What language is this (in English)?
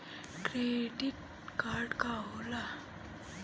Bhojpuri